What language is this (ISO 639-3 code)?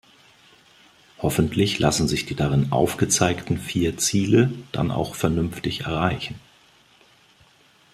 deu